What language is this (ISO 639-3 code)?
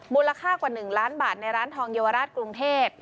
tha